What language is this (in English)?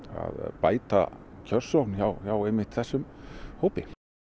Icelandic